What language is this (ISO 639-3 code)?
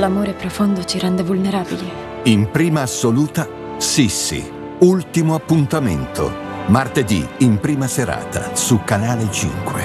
ita